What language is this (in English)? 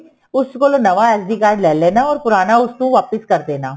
Punjabi